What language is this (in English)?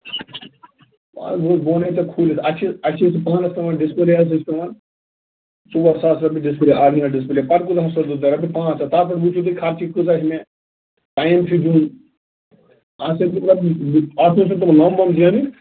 Kashmiri